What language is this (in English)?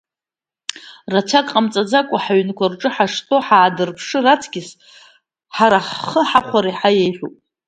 Abkhazian